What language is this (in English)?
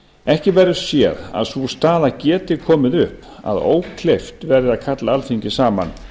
Icelandic